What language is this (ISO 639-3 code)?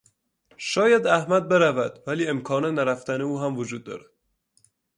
fas